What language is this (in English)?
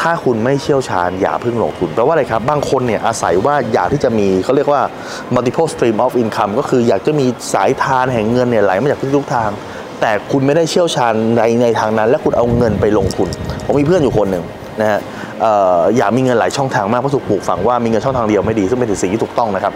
Thai